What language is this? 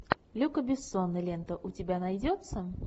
Russian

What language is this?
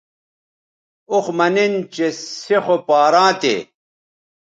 Bateri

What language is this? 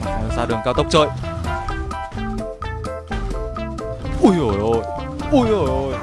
Vietnamese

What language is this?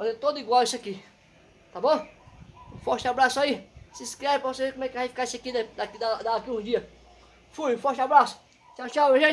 Portuguese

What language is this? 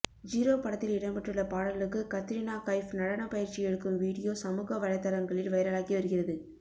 Tamil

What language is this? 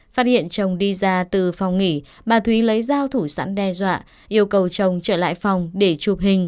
Vietnamese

